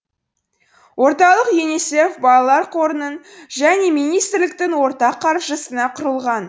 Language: Kazakh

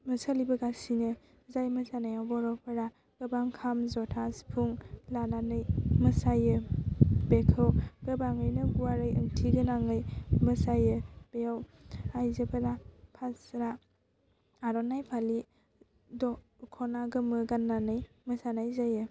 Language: Bodo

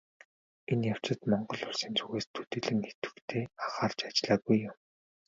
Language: Mongolian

